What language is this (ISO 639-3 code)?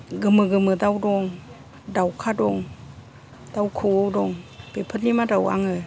brx